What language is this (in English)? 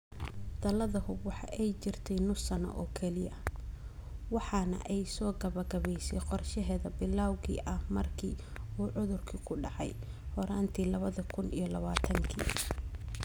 Somali